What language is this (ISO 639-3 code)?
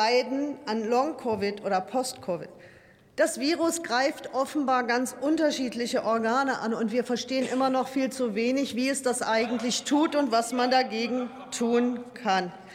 deu